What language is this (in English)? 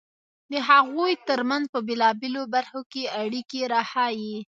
Pashto